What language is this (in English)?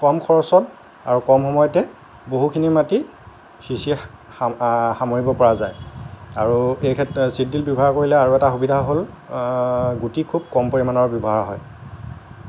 Assamese